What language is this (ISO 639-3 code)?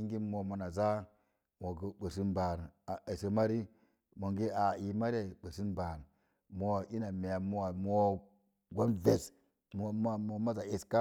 ver